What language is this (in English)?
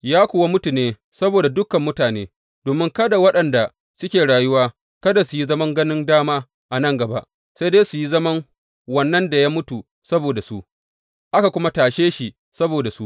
Hausa